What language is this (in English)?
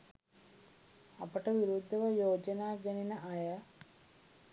Sinhala